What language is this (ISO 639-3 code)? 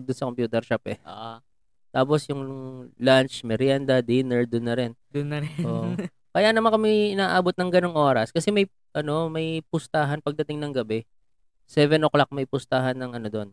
fil